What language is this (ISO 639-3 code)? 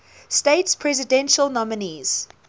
eng